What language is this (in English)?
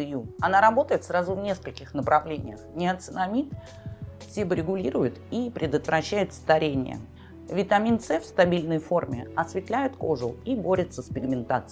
Russian